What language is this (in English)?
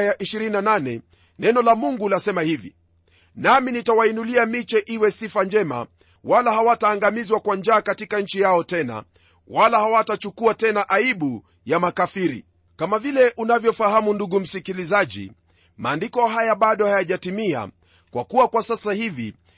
Swahili